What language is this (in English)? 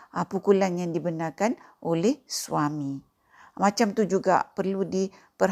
Malay